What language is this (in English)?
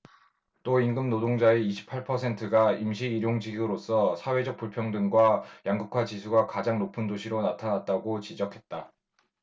Korean